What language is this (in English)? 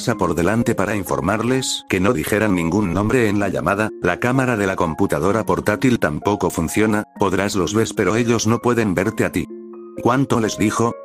Spanish